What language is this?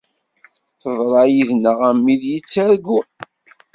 Kabyle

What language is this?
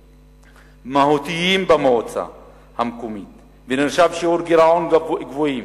Hebrew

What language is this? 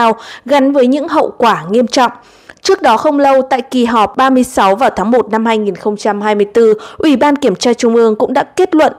Vietnamese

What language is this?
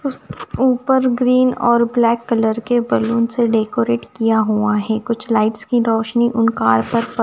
Hindi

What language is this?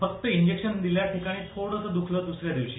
Marathi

